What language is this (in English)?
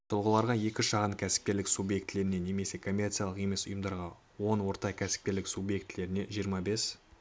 Kazakh